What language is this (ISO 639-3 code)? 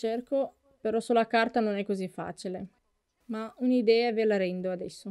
ita